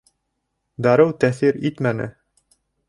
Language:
Bashkir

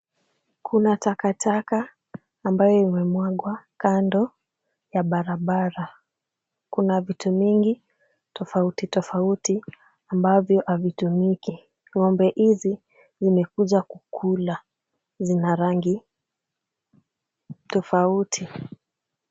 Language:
Swahili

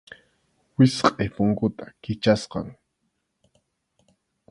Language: Arequipa-La Unión Quechua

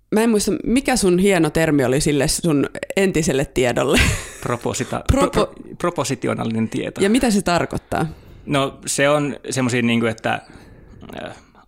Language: Finnish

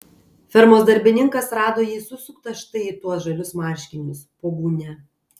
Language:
Lithuanian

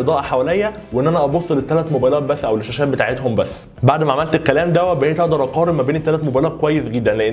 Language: Arabic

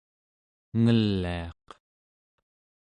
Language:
Central Yupik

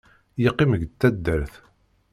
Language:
Kabyle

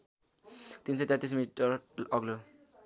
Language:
Nepali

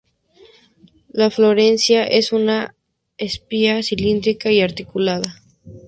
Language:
Spanish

